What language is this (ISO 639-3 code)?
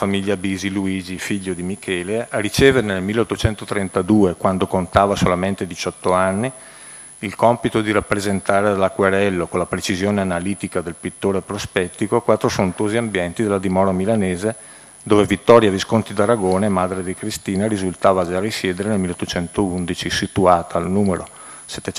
ita